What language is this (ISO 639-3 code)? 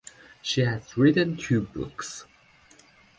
eng